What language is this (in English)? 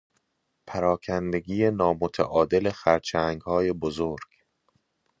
Persian